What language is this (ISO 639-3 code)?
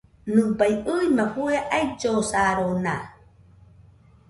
hux